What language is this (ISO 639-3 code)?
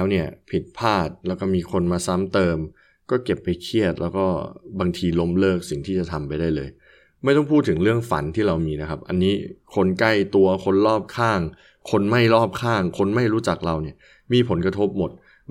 tha